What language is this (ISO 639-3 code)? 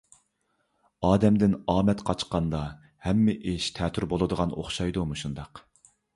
uig